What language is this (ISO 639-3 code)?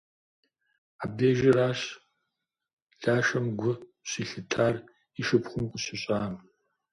kbd